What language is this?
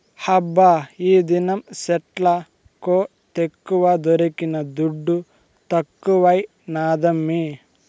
Telugu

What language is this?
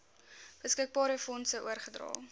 Afrikaans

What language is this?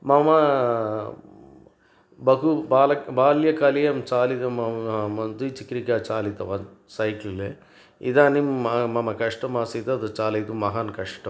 Sanskrit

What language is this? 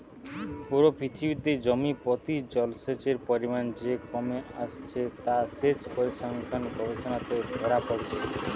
Bangla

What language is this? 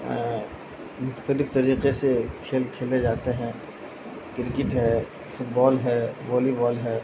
Urdu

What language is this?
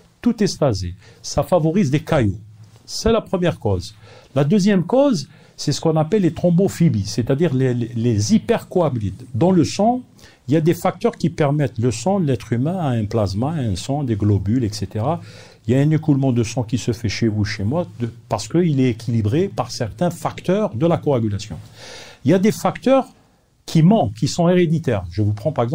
French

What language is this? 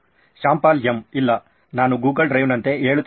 Kannada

